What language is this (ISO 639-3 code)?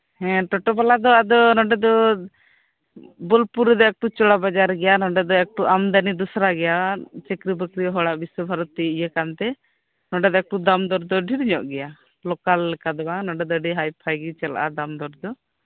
sat